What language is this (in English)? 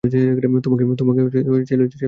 Bangla